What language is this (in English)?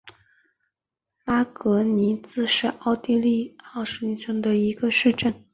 Chinese